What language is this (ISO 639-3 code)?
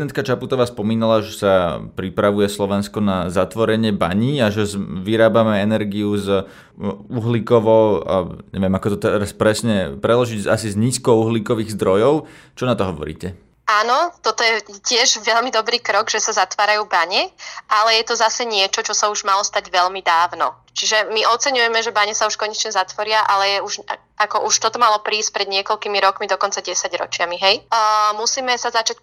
slk